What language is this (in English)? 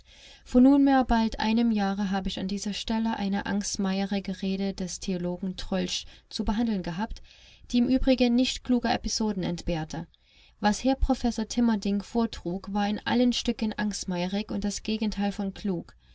German